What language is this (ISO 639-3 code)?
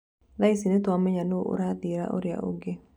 kik